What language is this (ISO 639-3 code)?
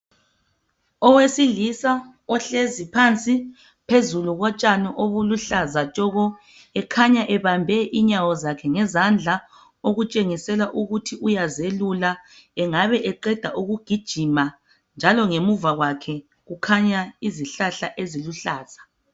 nde